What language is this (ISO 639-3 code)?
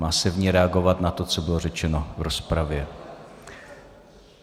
ces